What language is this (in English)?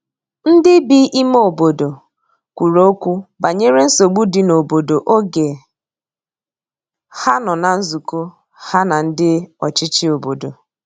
Igbo